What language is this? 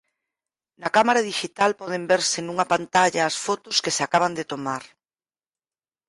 Galician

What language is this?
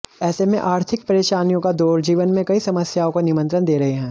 Hindi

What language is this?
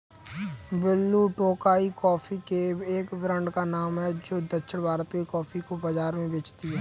Hindi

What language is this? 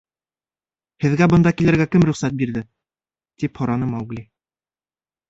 Bashkir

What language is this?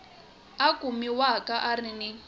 Tsonga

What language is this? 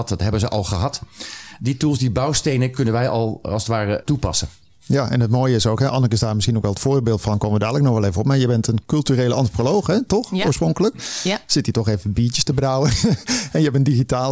Dutch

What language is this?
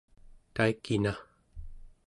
Central Yupik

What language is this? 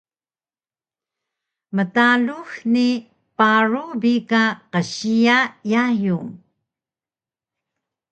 Taroko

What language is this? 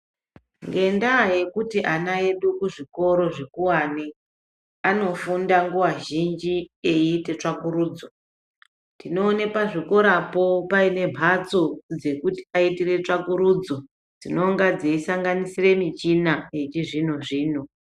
Ndau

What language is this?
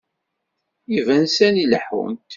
Kabyle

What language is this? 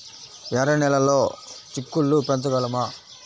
Telugu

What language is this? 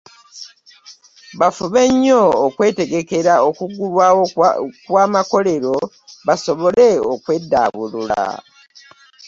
Ganda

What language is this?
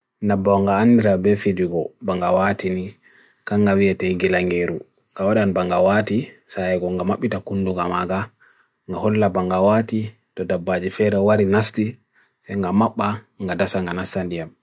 Bagirmi Fulfulde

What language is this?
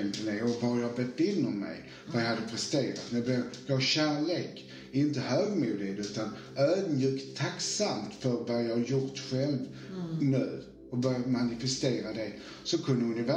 Swedish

